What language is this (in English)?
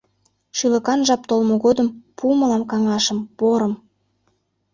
Mari